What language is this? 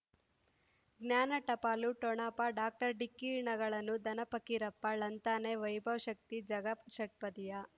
Kannada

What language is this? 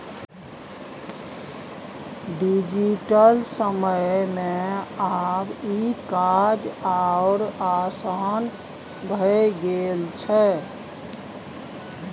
Maithili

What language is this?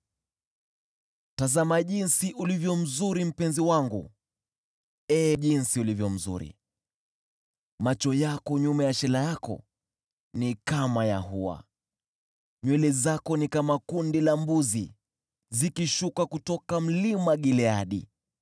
Swahili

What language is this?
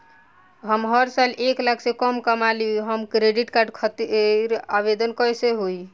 Bhojpuri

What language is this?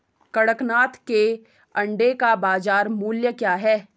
Hindi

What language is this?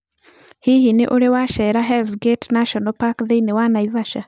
Kikuyu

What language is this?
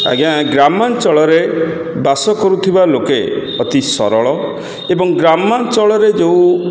Odia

